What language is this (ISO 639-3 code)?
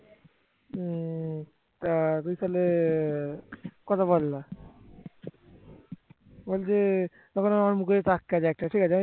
ben